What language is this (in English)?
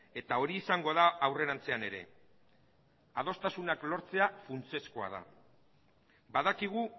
Basque